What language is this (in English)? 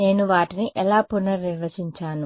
Telugu